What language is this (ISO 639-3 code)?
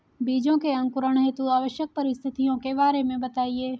hin